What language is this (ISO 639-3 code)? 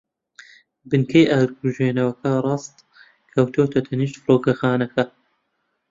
ckb